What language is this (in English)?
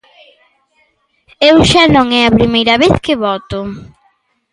Galician